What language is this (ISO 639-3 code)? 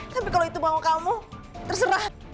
ind